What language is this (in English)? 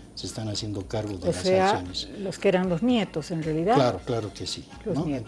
Spanish